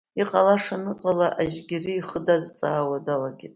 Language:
Abkhazian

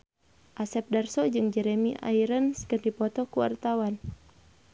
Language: Sundanese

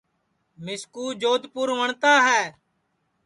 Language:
Sansi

